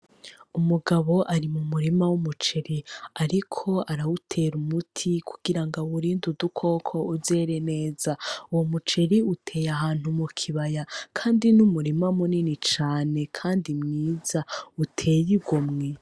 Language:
Rundi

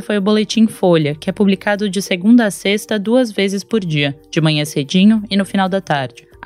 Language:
Portuguese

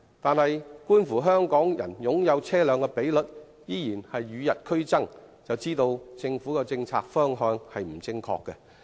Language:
Cantonese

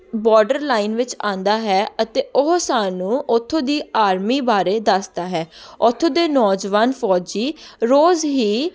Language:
Punjabi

